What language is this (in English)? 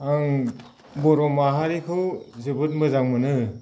Bodo